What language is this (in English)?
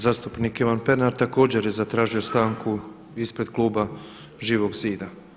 Croatian